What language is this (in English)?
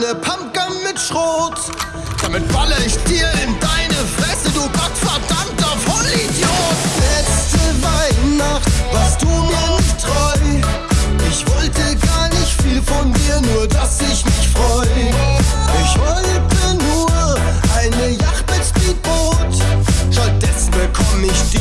German